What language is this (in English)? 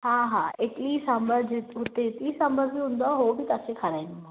Sindhi